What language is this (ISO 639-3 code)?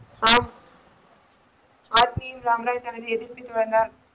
tam